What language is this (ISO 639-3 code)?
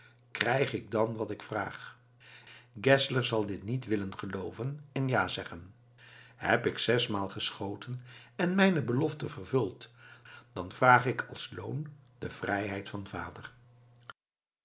nld